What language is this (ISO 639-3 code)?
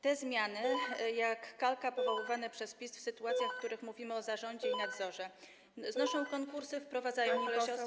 pol